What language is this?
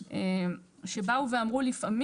Hebrew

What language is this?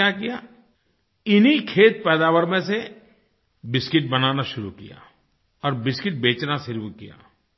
Hindi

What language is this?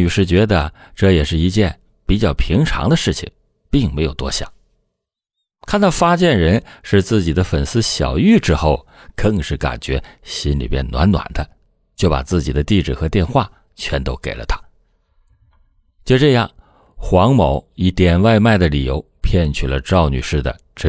Chinese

